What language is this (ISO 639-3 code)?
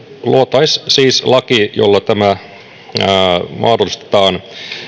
fin